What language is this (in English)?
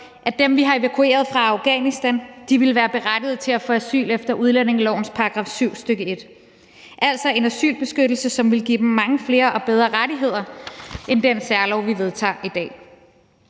Danish